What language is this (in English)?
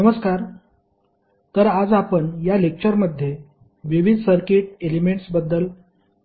Marathi